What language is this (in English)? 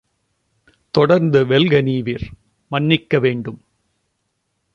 Tamil